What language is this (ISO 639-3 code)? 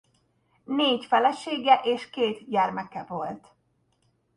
hun